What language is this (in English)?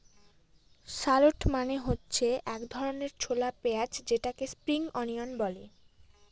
Bangla